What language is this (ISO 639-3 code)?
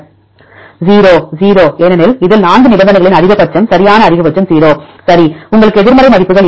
tam